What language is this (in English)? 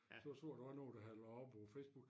Danish